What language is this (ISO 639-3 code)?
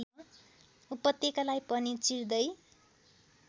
nep